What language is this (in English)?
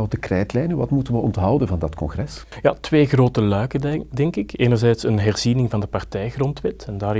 Dutch